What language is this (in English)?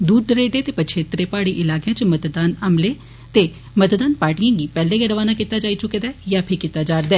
Dogri